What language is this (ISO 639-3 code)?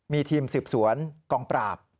tha